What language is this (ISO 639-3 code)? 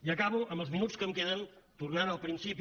cat